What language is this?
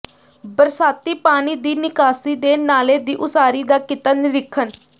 Punjabi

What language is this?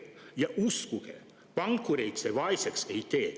Estonian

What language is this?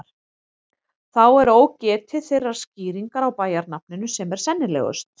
Icelandic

